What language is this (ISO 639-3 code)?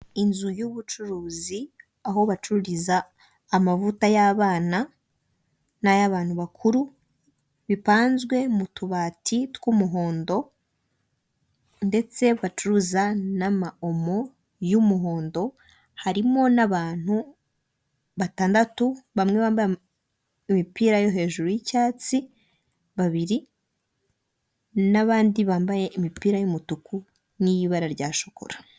kin